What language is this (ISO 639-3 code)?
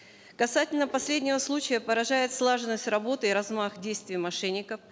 kaz